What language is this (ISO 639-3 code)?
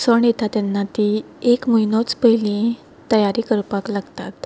kok